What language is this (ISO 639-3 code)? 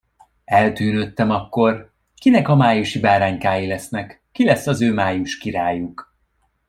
hun